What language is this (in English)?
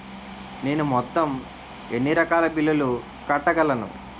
Telugu